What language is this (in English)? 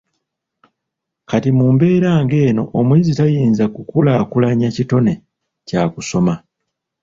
Ganda